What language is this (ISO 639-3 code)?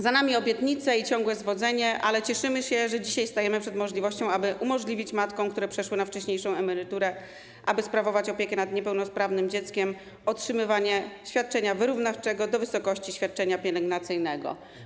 pol